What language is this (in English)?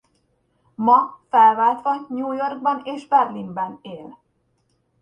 Hungarian